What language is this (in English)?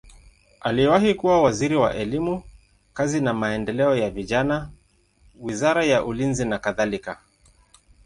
Swahili